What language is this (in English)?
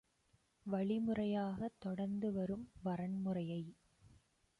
Tamil